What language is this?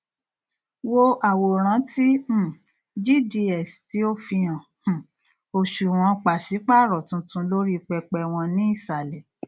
Yoruba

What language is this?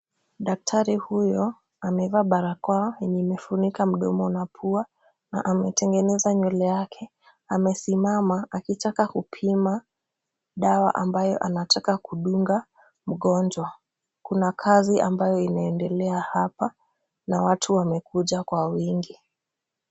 Swahili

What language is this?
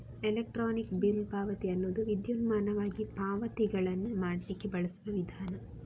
Kannada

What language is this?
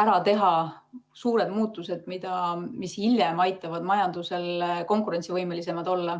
Estonian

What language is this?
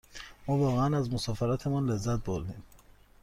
Persian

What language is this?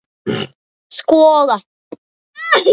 Latvian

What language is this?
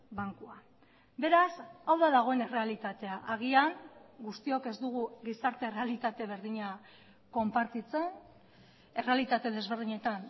Basque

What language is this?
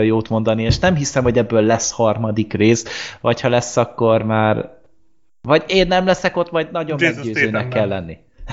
Hungarian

